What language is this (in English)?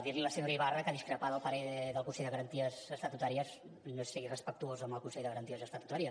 Catalan